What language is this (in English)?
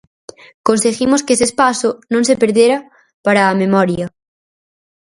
Galician